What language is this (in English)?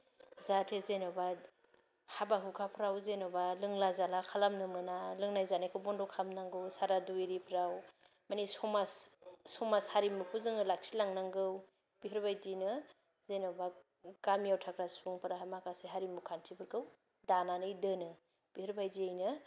Bodo